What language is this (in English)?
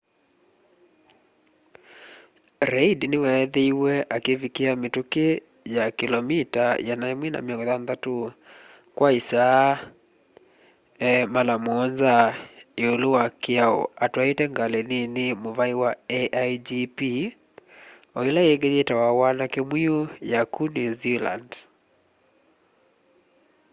Kamba